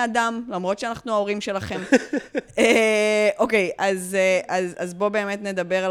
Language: Hebrew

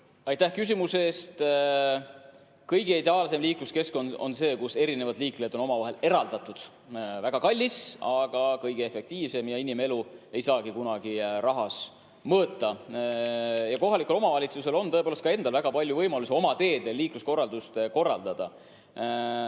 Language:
Estonian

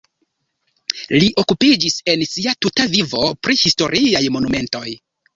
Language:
Esperanto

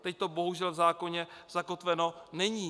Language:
Czech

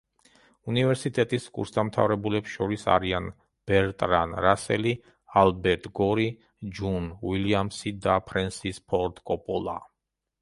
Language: Georgian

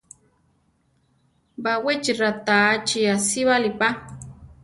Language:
Central Tarahumara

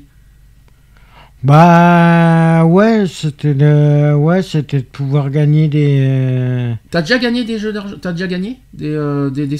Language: French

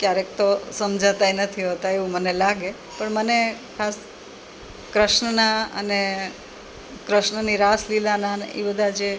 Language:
Gujarati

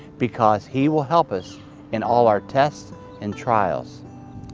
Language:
English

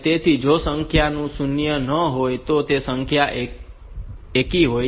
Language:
Gujarati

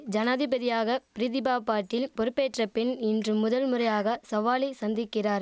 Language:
Tamil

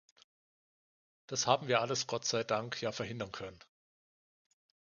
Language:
German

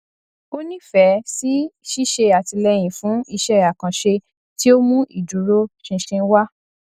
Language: Yoruba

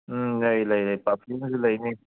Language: Manipuri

